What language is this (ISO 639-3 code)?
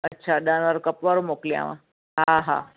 snd